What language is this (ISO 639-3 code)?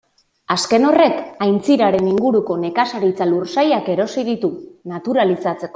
eus